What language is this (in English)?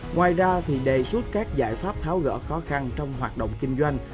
Vietnamese